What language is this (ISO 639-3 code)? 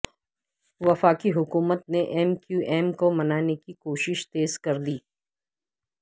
urd